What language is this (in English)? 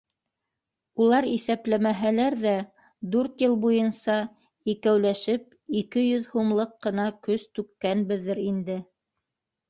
Bashkir